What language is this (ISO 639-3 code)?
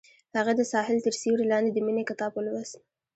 pus